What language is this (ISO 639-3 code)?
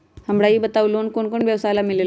mag